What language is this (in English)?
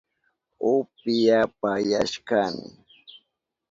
Southern Pastaza Quechua